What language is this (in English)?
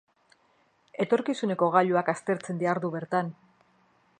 Basque